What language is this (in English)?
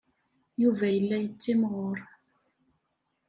Kabyle